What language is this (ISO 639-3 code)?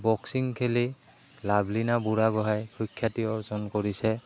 asm